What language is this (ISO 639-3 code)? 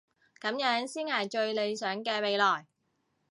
yue